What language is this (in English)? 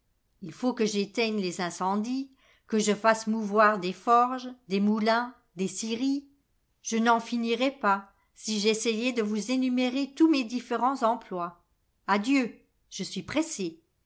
French